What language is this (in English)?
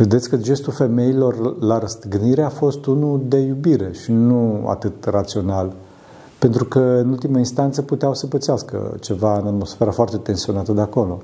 Romanian